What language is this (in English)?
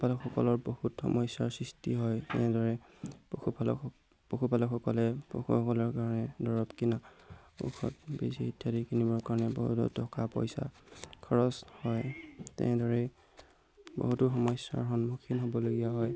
Assamese